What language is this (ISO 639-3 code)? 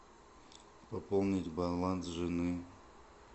rus